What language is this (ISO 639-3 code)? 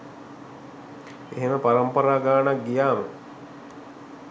sin